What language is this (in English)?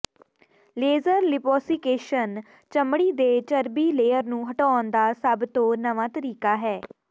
Punjabi